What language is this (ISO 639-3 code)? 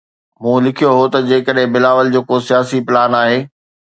snd